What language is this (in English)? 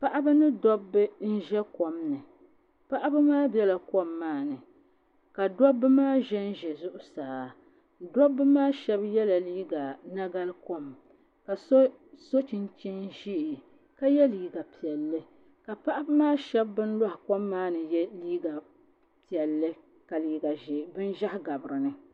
Dagbani